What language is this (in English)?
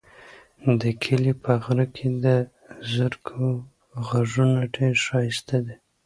Pashto